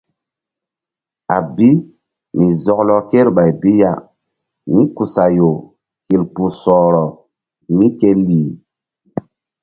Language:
Mbum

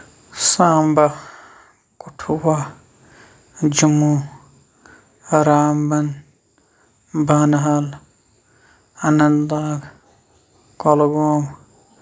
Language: Kashmiri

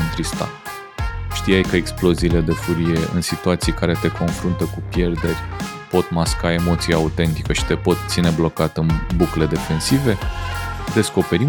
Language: Romanian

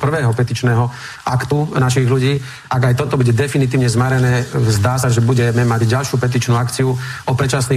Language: Slovak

